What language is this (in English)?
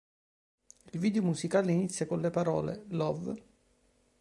Italian